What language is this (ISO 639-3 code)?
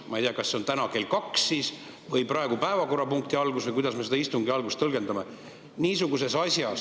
est